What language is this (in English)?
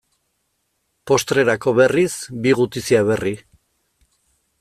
Basque